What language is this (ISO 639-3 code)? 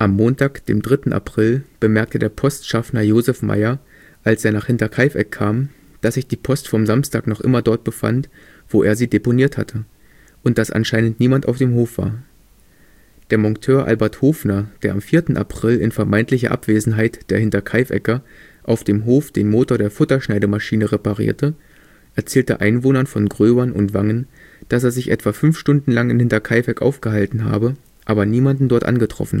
deu